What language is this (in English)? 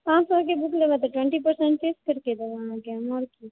Maithili